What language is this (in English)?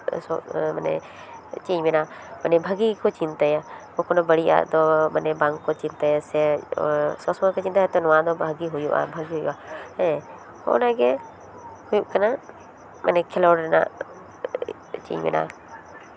Santali